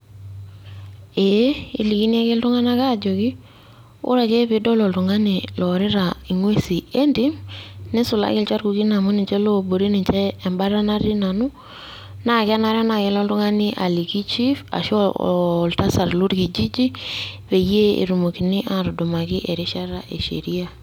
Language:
Masai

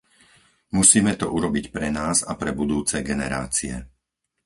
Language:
Slovak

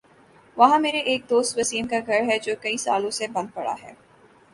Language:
Urdu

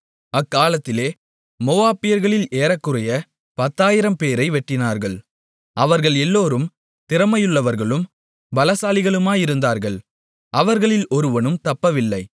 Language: Tamil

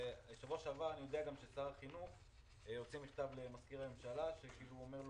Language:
Hebrew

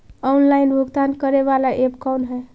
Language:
Magahi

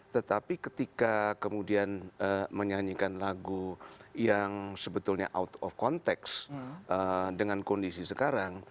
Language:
Indonesian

